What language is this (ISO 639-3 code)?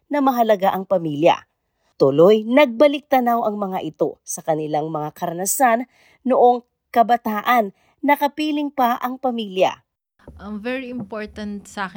fil